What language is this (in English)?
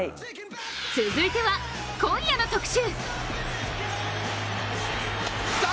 Japanese